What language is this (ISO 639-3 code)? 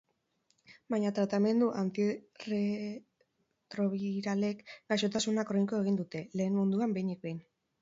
eus